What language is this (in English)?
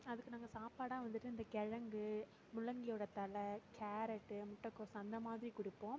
Tamil